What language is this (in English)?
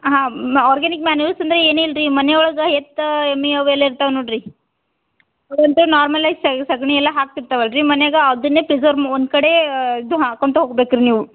Kannada